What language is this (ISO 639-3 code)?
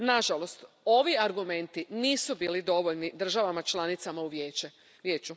hrv